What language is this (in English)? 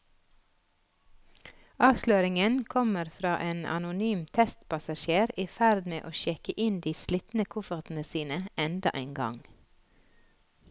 Norwegian